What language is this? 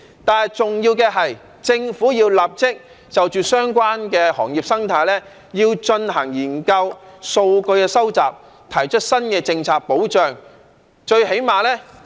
Cantonese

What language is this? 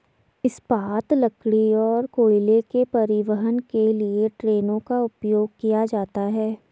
Hindi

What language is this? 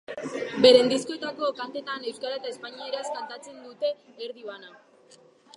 Basque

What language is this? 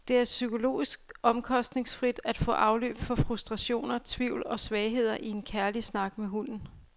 Danish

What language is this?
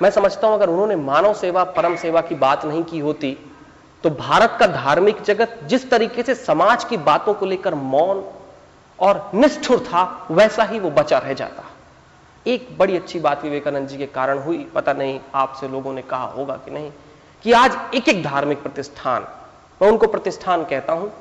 Hindi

